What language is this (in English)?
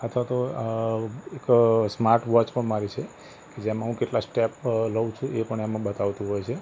Gujarati